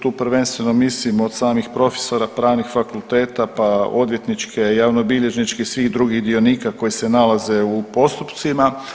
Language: Croatian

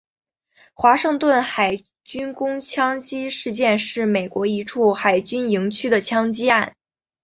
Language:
Chinese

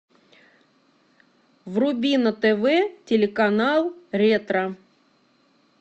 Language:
Russian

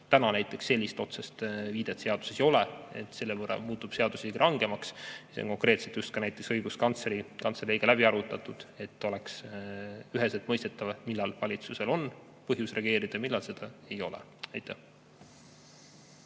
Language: Estonian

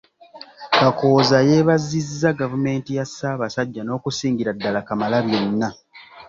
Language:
Ganda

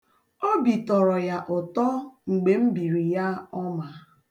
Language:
Igbo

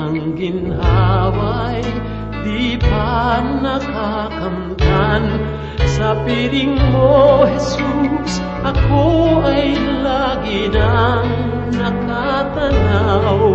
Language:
Filipino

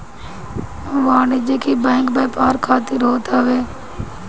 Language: Bhojpuri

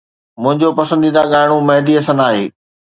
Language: Sindhi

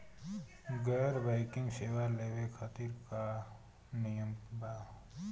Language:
Bhojpuri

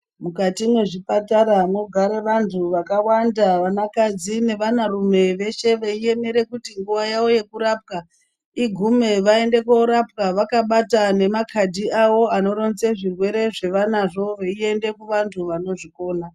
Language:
Ndau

